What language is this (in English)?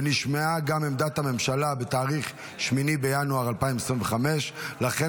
Hebrew